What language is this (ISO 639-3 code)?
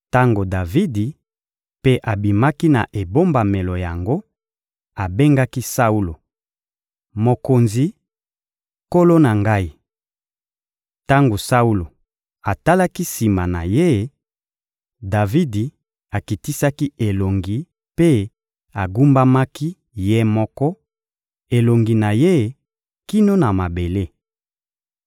lin